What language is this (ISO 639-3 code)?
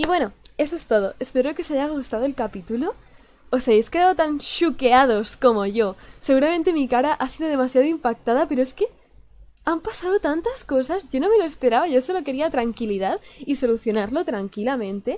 spa